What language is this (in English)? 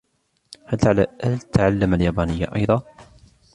Arabic